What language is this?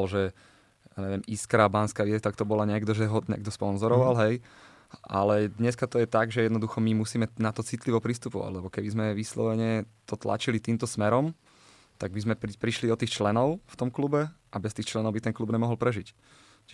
Slovak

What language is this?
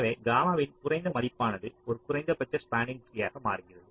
Tamil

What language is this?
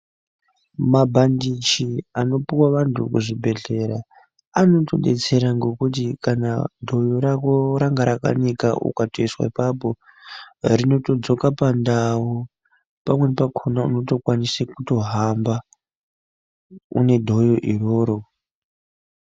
Ndau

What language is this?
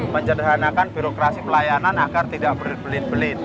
Indonesian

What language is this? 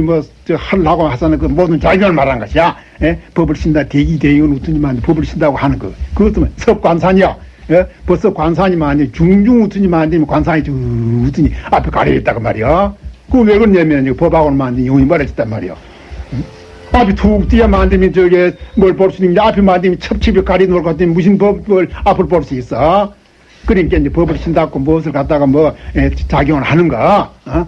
Korean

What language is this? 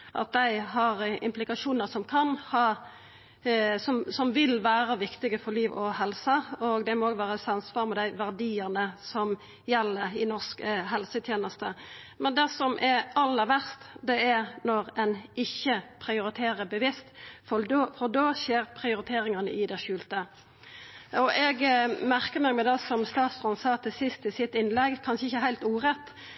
Norwegian Nynorsk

